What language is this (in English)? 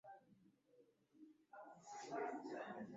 Swahili